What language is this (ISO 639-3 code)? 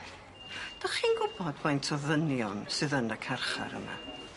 cym